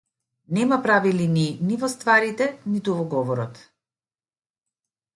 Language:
Macedonian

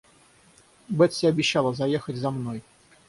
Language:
Russian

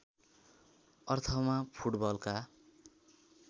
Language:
Nepali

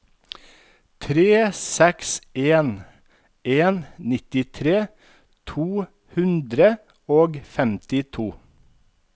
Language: Norwegian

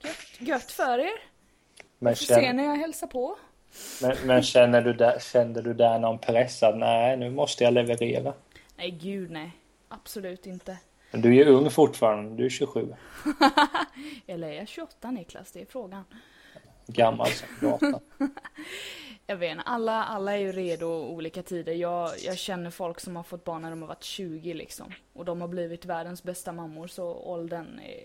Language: Swedish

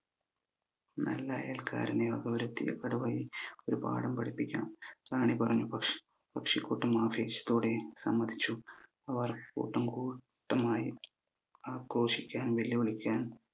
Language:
Malayalam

